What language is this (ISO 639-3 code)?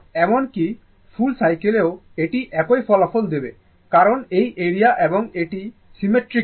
ben